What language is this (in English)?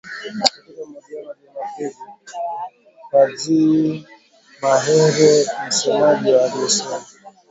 Swahili